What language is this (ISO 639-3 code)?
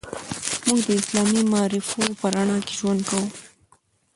pus